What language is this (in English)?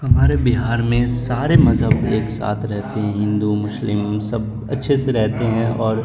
Urdu